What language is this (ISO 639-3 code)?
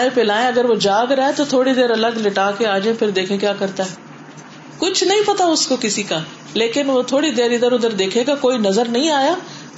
urd